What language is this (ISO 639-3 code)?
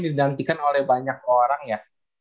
ind